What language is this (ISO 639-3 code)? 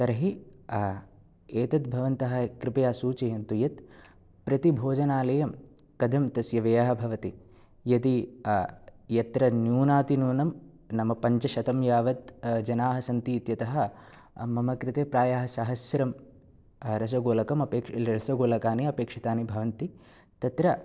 san